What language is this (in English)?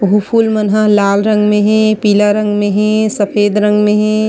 Chhattisgarhi